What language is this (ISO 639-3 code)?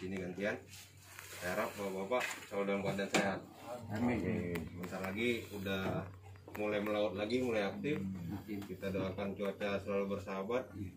ind